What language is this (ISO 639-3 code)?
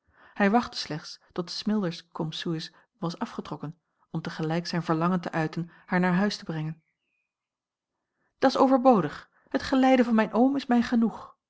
nld